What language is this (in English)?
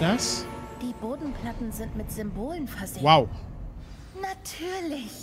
German